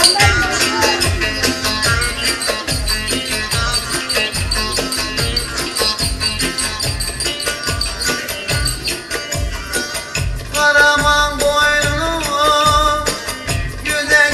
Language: Arabic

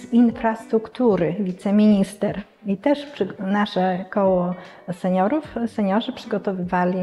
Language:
Polish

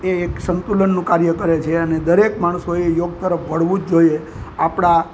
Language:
Gujarati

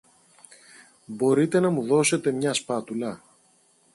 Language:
Greek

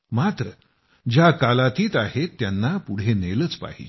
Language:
Marathi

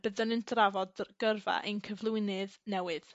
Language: Welsh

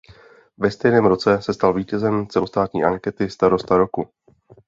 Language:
Czech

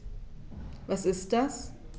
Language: German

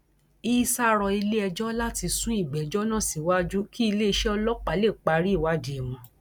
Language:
Yoruba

